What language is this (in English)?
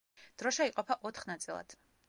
Georgian